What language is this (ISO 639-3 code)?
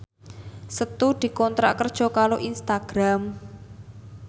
jav